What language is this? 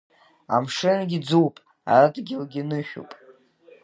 Abkhazian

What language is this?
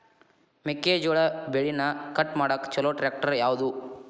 Kannada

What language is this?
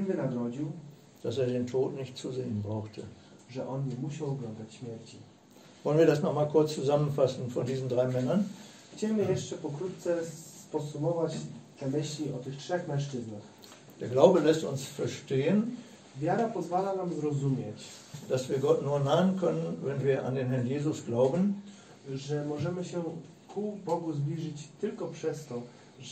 Polish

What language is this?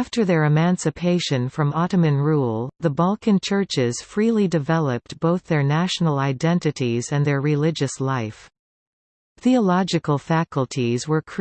English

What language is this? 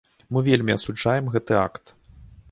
Belarusian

